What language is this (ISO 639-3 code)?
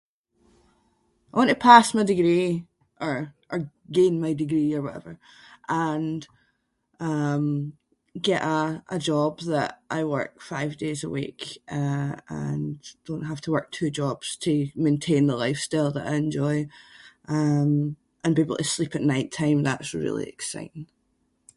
sco